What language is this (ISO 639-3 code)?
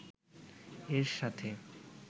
ben